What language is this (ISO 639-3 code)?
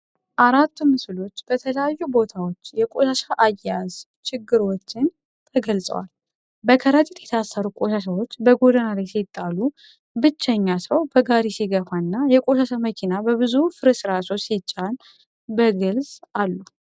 amh